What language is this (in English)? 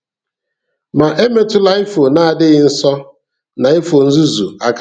Igbo